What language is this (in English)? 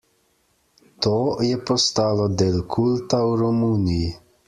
Slovenian